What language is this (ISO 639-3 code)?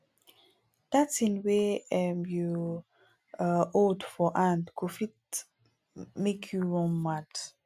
pcm